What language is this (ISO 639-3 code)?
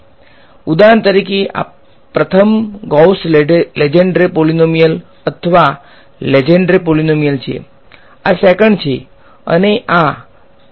guj